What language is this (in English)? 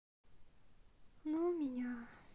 Russian